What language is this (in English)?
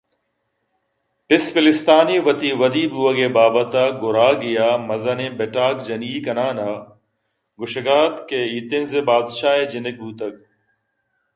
Eastern Balochi